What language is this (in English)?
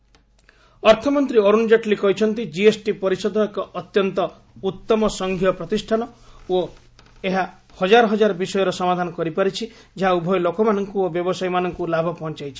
Odia